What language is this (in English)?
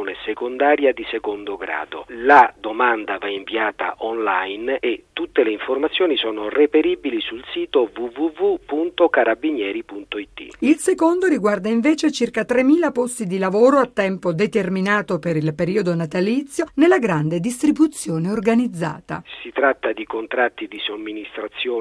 Italian